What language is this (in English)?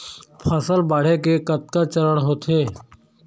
Chhattisgarhi